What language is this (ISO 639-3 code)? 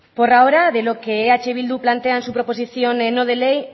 spa